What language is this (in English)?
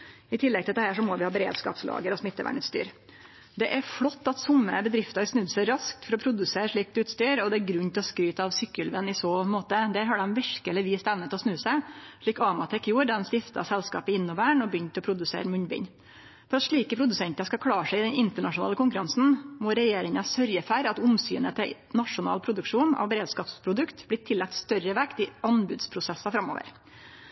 Norwegian Nynorsk